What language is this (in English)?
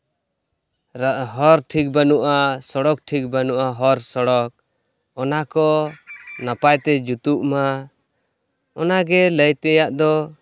Santali